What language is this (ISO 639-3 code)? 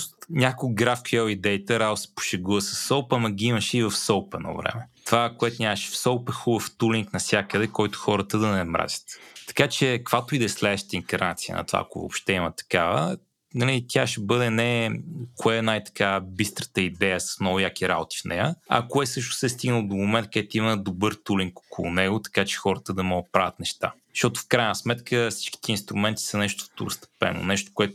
bul